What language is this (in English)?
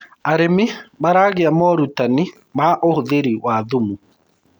Kikuyu